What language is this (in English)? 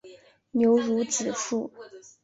Chinese